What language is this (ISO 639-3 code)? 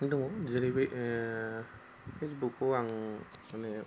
brx